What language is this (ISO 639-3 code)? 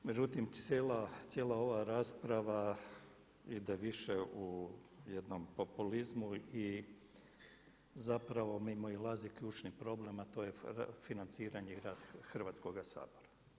hrv